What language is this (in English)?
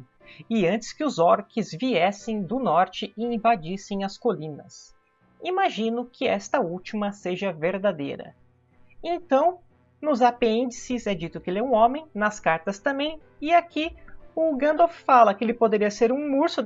Portuguese